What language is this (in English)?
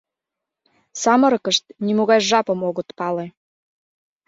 Mari